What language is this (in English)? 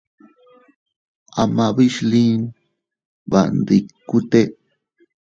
Teutila Cuicatec